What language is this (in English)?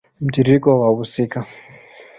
Swahili